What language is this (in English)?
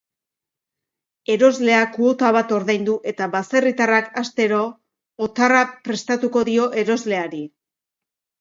Basque